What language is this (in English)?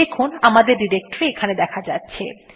Bangla